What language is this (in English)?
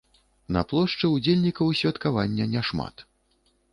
Belarusian